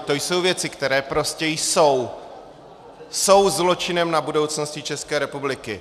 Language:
Czech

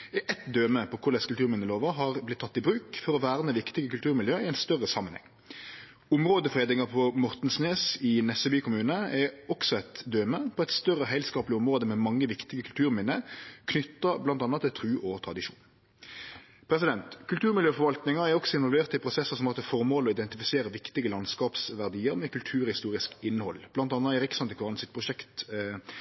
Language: Norwegian Nynorsk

